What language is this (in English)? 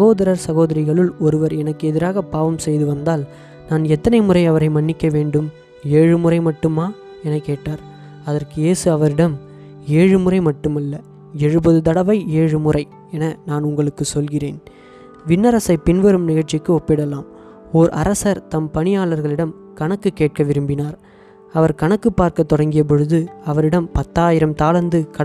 Tamil